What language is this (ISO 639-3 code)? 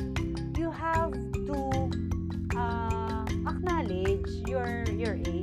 fil